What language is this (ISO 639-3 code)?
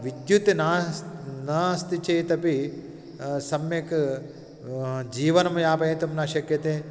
san